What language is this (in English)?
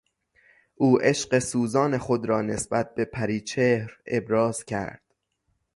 Persian